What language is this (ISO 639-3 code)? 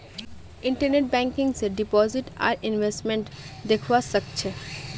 mag